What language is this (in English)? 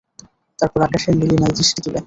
Bangla